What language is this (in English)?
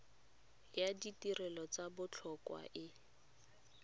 Tswana